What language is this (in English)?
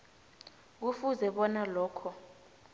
South Ndebele